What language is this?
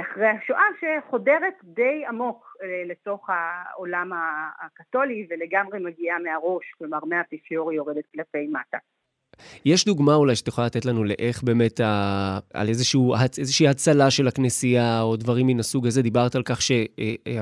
Hebrew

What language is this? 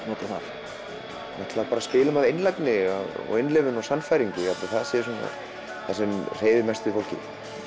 Icelandic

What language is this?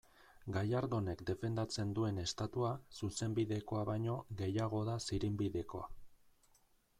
Basque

